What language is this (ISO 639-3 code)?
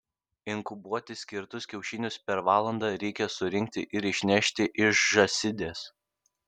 lit